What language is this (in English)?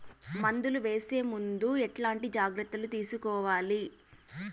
Telugu